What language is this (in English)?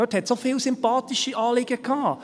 Swiss German